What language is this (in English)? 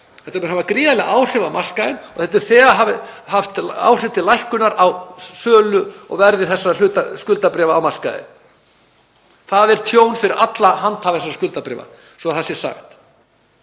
Icelandic